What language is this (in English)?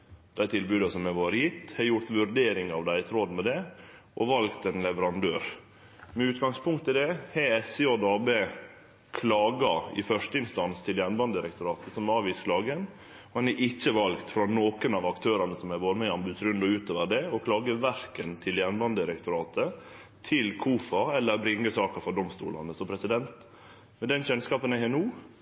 Norwegian Nynorsk